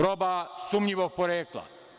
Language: Serbian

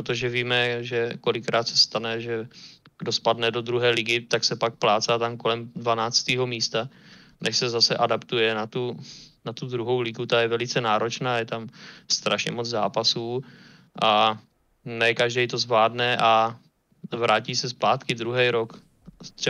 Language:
Czech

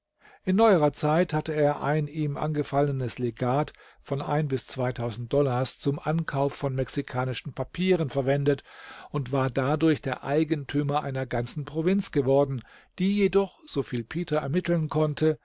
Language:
German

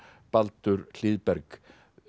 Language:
Icelandic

